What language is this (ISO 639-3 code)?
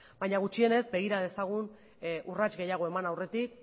eus